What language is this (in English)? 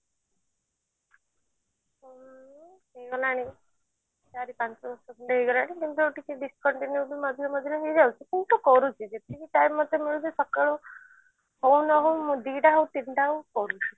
Odia